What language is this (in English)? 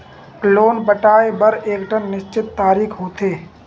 Chhattisgarhi